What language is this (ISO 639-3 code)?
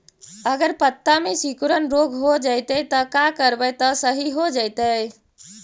mag